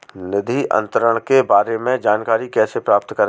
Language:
Hindi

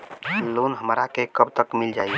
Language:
Bhojpuri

